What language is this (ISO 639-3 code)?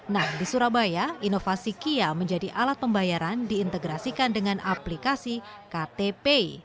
ind